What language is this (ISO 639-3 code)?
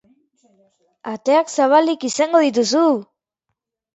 eus